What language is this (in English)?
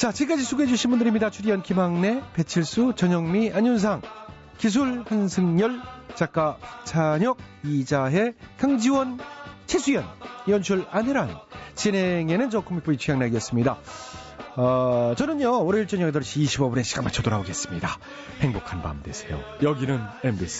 Korean